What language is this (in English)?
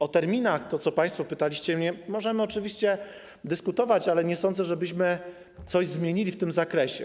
Polish